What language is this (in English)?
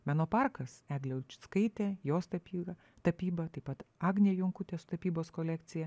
Lithuanian